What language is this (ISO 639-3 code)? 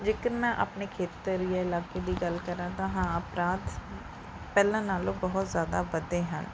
pan